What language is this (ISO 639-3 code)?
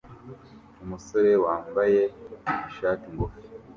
kin